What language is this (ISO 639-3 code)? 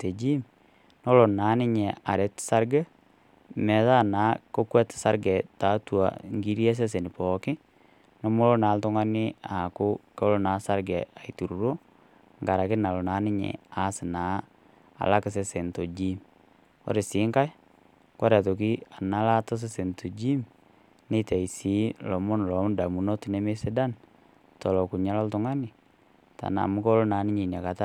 mas